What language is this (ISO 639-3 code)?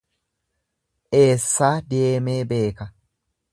orm